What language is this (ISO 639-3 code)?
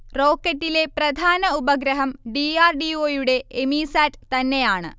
mal